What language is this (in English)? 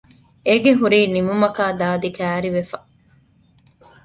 Divehi